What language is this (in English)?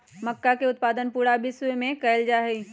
Magahi